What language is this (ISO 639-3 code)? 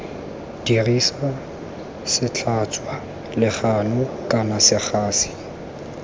tsn